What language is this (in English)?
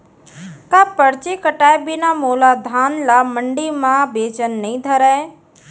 Chhattisgarhi